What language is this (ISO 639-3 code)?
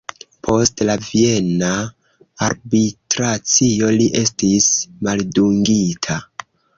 epo